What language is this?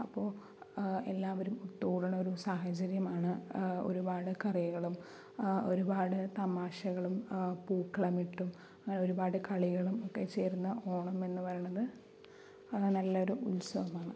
Malayalam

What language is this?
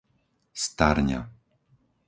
Slovak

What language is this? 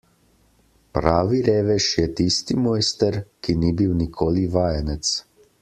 Slovenian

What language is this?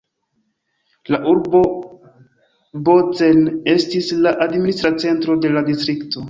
Esperanto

